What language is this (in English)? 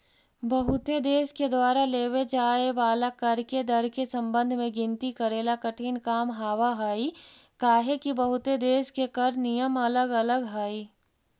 Magahi